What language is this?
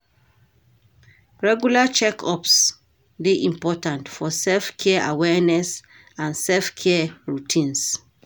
Nigerian Pidgin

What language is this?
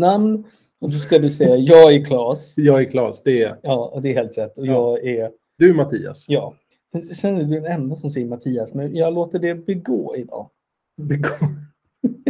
Swedish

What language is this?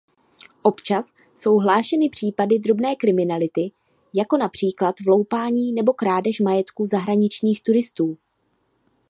Czech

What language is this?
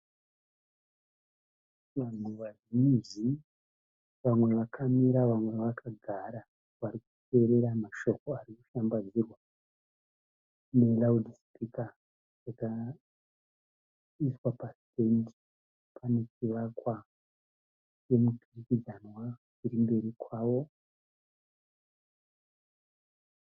Shona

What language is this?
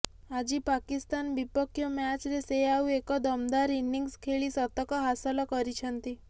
Odia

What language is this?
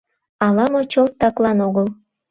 Mari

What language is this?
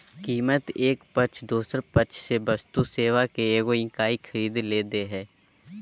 Magahi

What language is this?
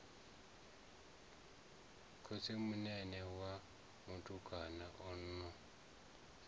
Venda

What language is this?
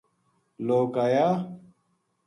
Gujari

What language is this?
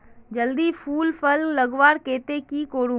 Magahi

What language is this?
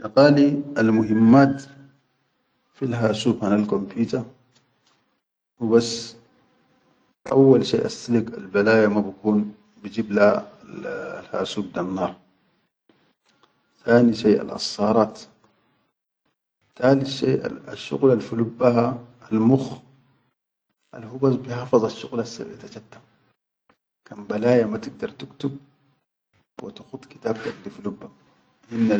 Chadian Arabic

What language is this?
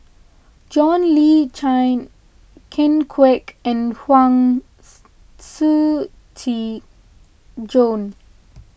English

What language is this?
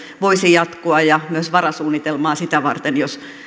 Finnish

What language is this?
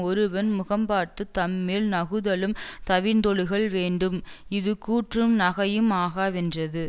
Tamil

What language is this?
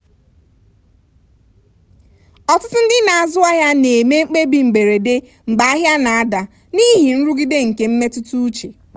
Igbo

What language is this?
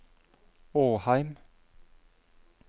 Norwegian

